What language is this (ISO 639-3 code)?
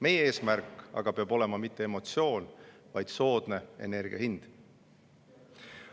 est